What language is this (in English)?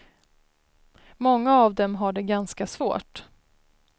Swedish